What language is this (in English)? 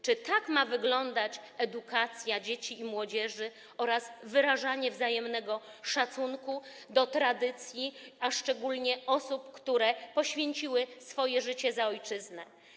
Polish